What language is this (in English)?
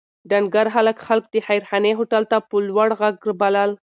Pashto